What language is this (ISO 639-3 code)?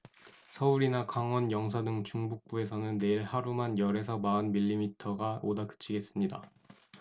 kor